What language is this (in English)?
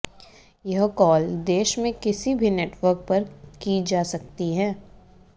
Hindi